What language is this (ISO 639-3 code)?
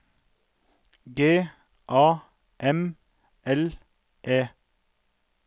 nor